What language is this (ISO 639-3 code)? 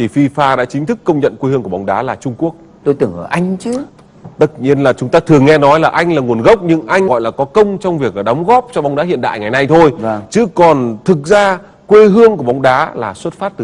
vie